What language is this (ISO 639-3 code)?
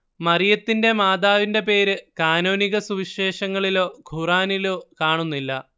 mal